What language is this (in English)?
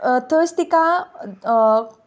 Konkani